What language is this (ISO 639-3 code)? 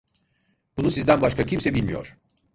tur